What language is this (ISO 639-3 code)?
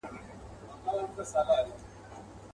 pus